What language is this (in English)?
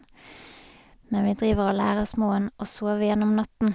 Norwegian